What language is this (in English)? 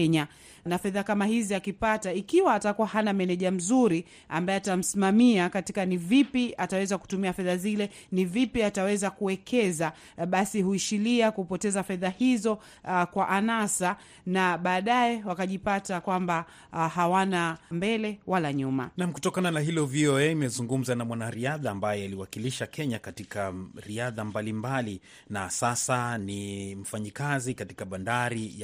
Swahili